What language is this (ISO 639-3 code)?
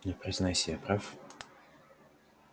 rus